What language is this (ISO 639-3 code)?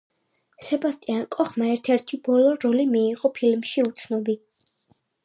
kat